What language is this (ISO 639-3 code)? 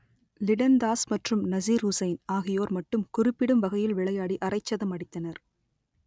tam